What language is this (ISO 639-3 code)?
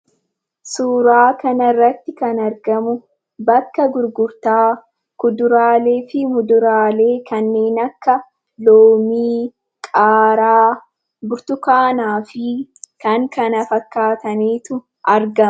orm